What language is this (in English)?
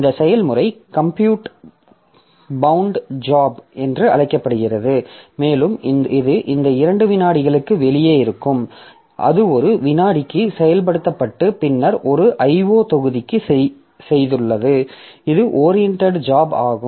Tamil